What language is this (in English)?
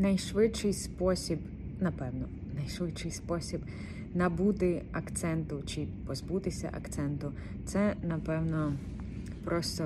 Ukrainian